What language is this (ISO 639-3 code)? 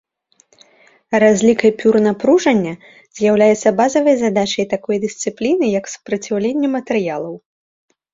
bel